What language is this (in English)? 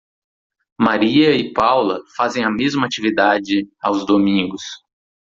Portuguese